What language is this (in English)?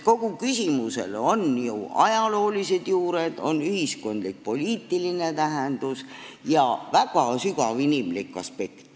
Estonian